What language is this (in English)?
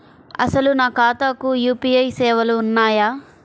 Telugu